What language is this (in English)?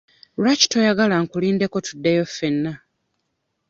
Ganda